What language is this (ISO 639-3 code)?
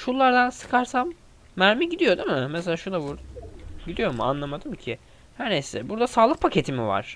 tur